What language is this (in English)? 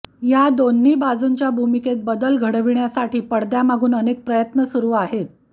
Marathi